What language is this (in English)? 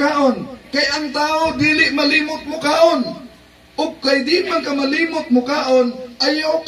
Filipino